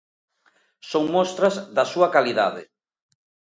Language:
Galician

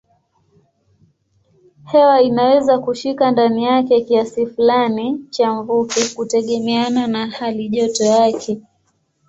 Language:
Swahili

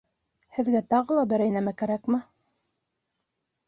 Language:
Bashkir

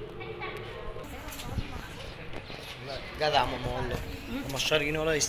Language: Arabic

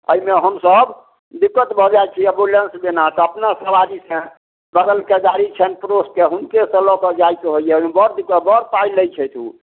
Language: Maithili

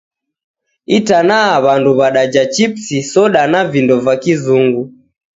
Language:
Taita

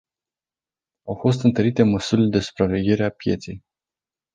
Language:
Romanian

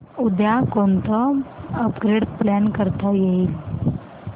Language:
Marathi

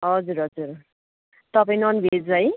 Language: Nepali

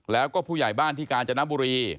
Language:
Thai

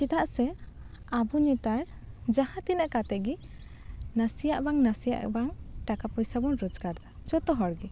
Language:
Santali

